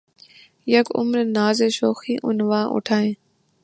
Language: Urdu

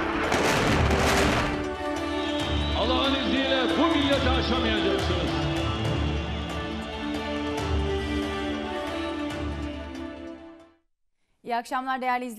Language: Turkish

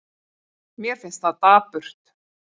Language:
Icelandic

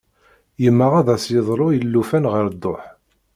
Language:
Kabyle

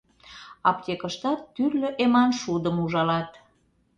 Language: Mari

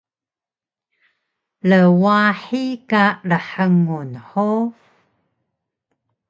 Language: Taroko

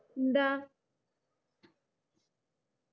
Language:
Malayalam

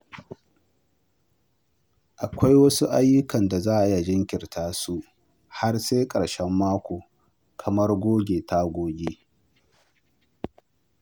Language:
Hausa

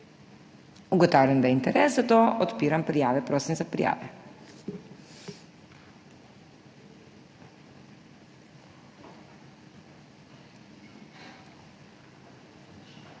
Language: Slovenian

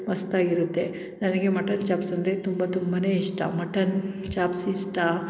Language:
Kannada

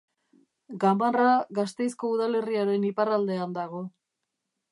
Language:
Basque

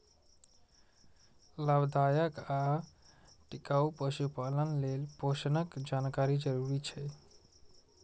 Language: Maithili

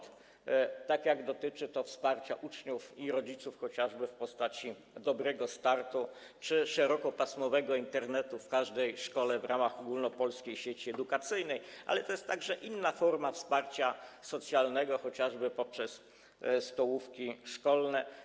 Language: Polish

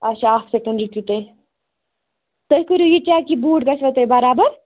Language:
Kashmiri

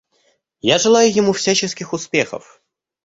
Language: Russian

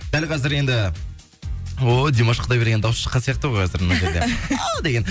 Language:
Kazakh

